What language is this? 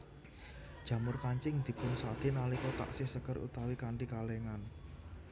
Javanese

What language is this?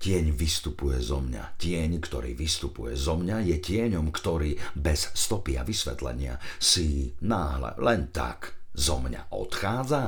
Slovak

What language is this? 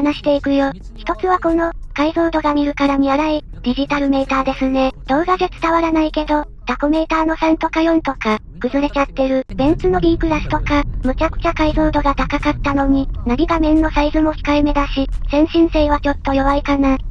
Japanese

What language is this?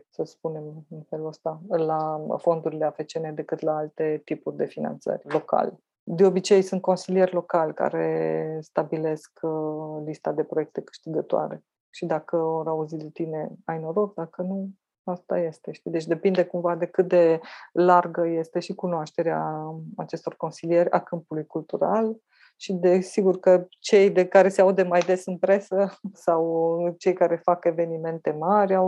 Romanian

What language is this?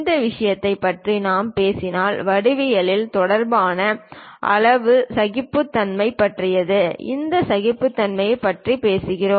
Tamil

